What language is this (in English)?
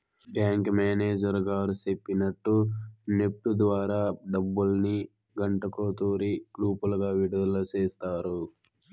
Telugu